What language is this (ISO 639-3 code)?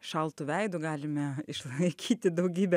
lit